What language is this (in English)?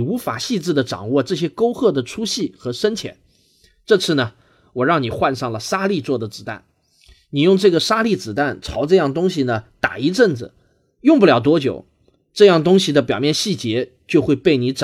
Chinese